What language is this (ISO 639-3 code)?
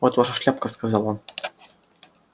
rus